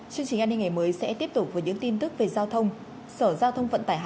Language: Vietnamese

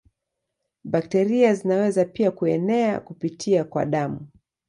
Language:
Swahili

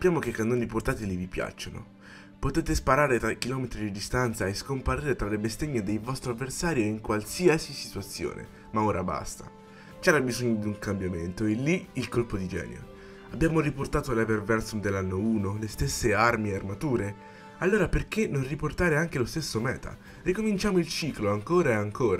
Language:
Italian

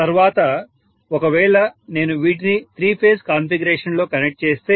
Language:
Telugu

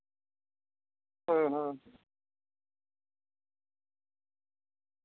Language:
Santali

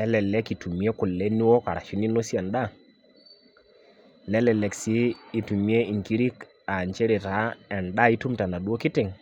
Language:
Masai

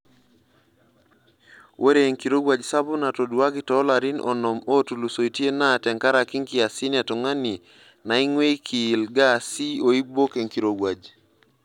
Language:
Masai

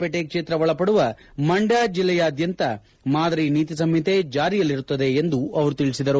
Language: Kannada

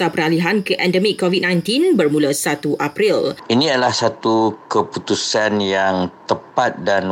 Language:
Malay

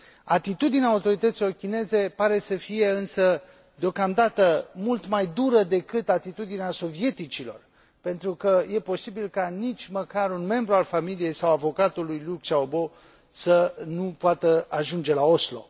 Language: Romanian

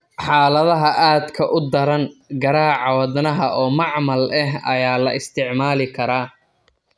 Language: Somali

